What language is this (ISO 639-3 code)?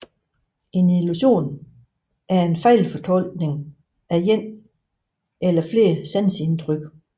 dan